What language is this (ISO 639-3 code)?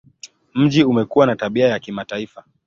swa